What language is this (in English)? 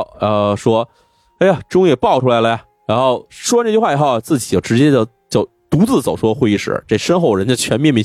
Chinese